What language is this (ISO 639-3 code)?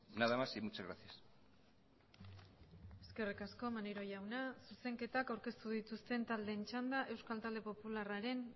eus